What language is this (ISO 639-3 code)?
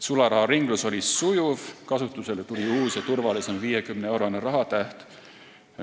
est